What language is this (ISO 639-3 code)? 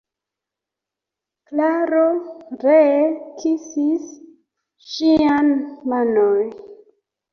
epo